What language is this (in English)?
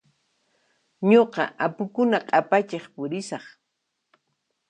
Puno Quechua